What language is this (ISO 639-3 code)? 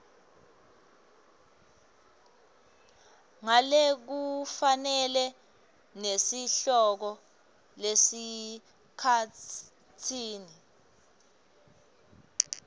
ssw